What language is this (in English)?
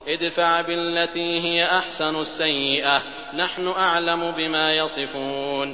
Arabic